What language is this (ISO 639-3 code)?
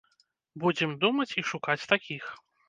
bel